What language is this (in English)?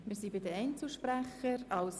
Swiss German